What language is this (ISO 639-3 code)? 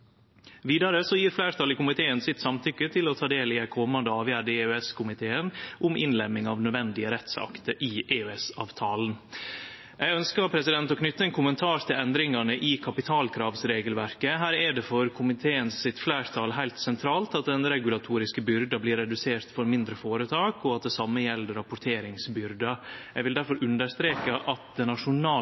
nno